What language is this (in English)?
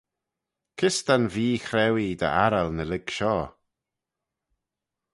Manx